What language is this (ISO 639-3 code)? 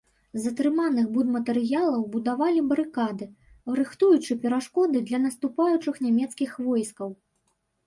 bel